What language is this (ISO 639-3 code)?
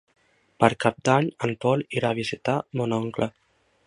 cat